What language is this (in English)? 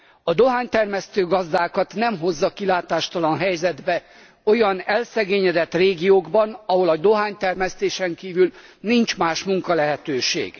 Hungarian